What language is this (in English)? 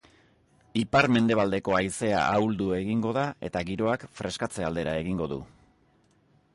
Basque